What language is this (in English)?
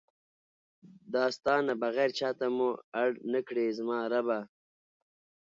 Pashto